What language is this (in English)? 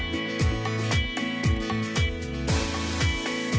Thai